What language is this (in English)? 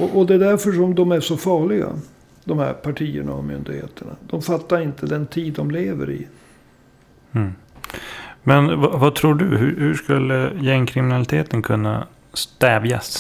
Swedish